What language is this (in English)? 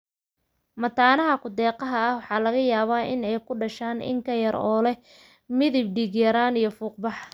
Somali